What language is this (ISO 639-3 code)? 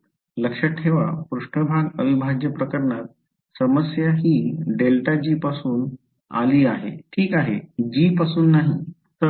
mar